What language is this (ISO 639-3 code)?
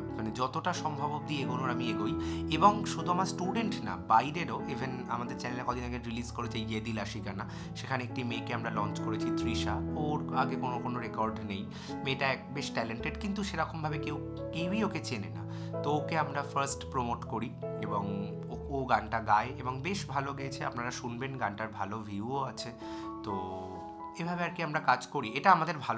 ben